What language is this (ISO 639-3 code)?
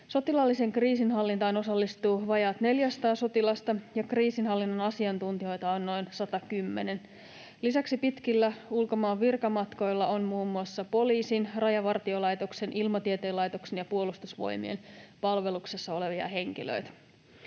fin